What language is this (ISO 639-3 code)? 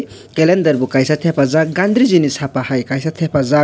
trp